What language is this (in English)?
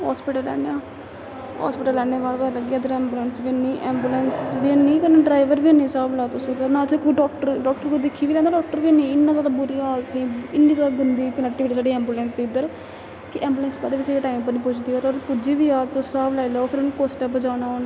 Dogri